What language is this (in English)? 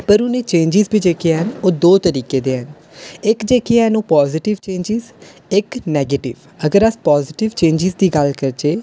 Dogri